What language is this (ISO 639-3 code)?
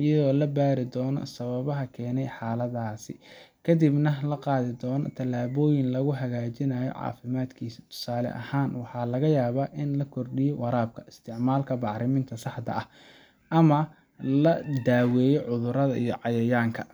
som